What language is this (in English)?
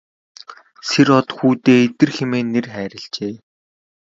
Mongolian